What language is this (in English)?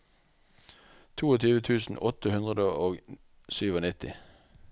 Norwegian